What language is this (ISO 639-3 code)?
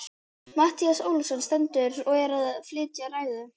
isl